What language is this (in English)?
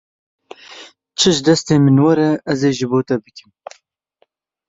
Kurdish